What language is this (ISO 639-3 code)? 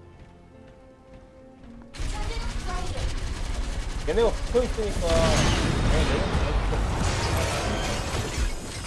kor